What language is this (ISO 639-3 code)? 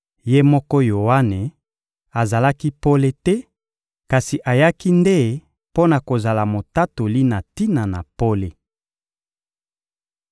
lin